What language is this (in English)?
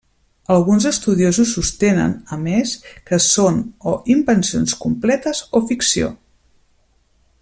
Catalan